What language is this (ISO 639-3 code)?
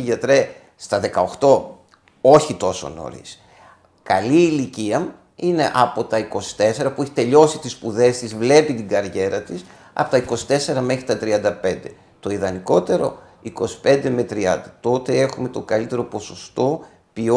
ell